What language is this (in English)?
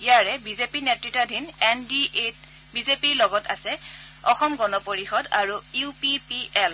Assamese